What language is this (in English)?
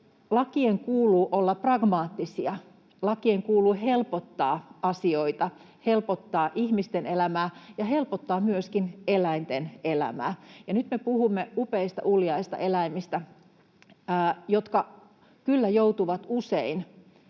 Finnish